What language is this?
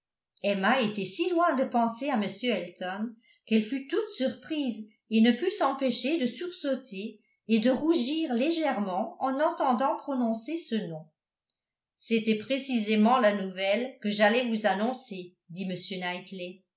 French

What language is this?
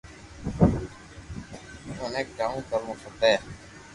Loarki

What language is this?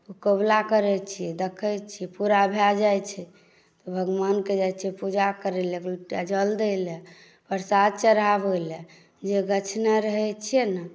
Maithili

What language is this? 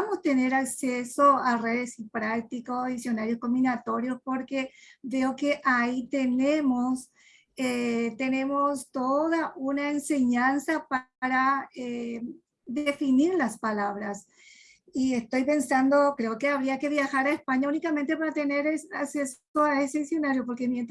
Spanish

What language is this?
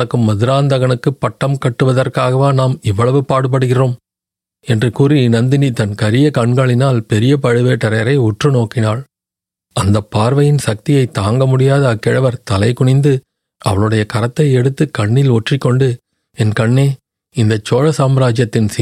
Tamil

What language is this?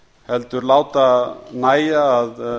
Icelandic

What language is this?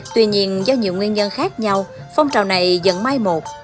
Vietnamese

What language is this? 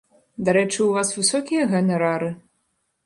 Belarusian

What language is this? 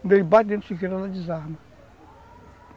Portuguese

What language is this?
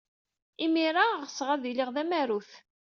Kabyle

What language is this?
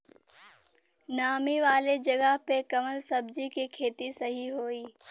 Bhojpuri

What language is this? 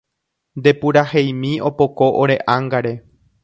Guarani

